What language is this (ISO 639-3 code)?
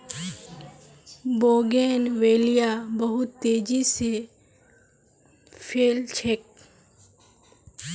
mag